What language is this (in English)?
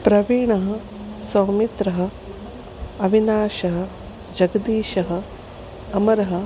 Sanskrit